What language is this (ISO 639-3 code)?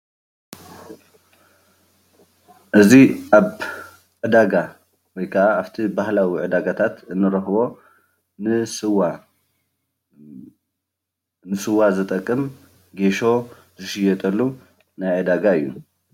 tir